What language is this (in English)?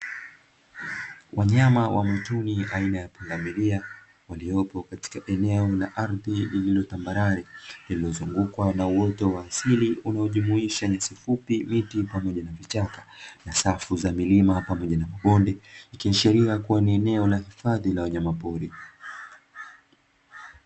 Swahili